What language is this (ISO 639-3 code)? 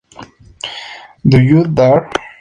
spa